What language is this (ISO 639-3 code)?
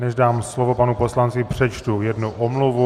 ces